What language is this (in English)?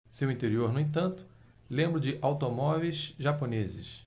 Portuguese